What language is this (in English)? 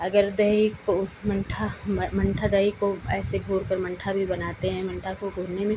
Hindi